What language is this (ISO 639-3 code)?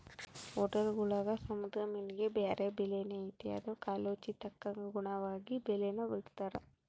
kan